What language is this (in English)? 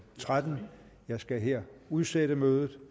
Danish